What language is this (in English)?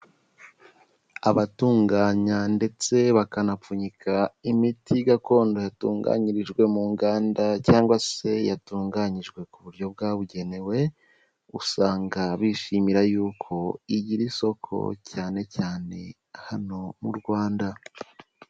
Kinyarwanda